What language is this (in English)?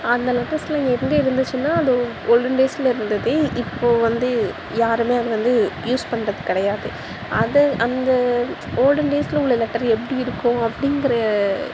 Tamil